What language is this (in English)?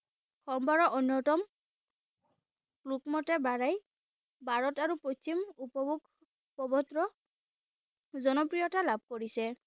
Assamese